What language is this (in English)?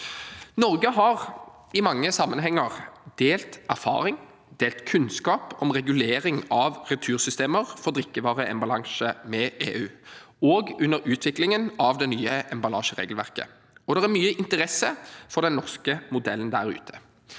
Norwegian